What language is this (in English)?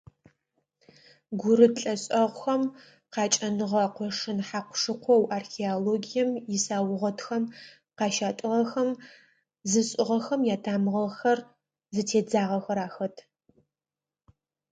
Adyghe